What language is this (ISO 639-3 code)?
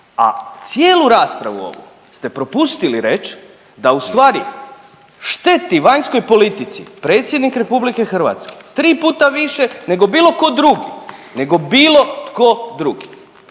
hrv